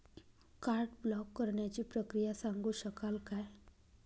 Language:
Marathi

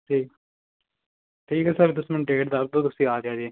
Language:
Punjabi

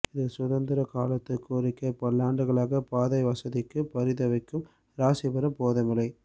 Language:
Tamil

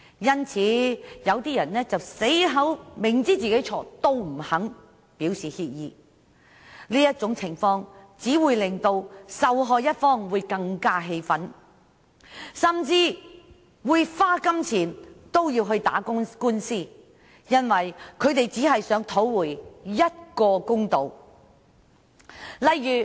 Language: Cantonese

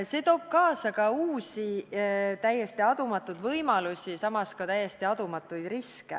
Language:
Estonian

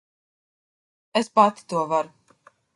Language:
Latvian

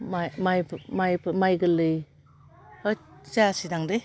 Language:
Bodo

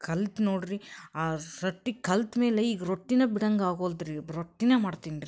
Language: Kannada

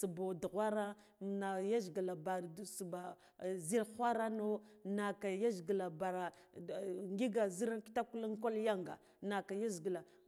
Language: Guduf-Gava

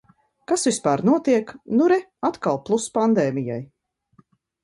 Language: Latvian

